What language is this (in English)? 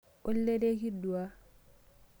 Masai